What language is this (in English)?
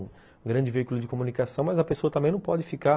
Portuguese